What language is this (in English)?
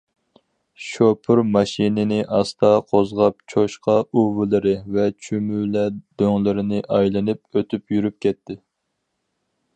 Uyghur